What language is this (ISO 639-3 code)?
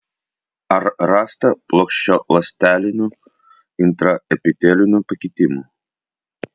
lit